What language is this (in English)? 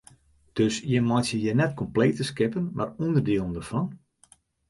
Western Frisian